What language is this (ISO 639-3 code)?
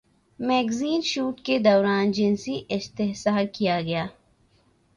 urd